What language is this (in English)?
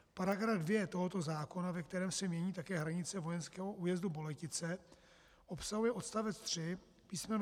Czech